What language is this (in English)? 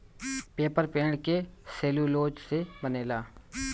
Bhojpuri